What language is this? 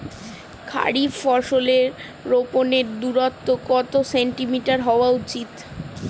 Bangla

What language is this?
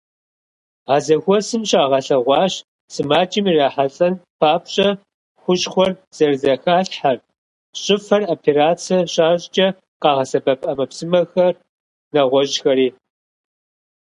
Kabardian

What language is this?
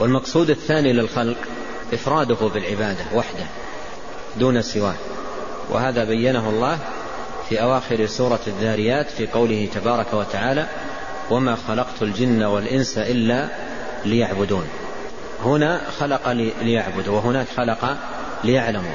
Arabic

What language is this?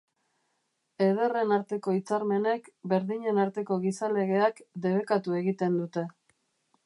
Basque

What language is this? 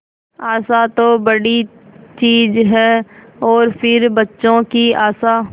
Hindi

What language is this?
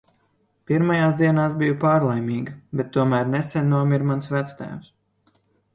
Latvian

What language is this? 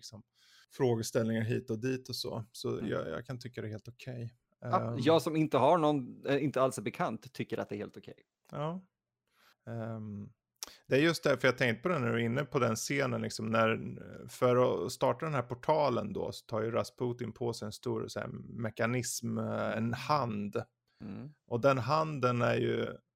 Swedish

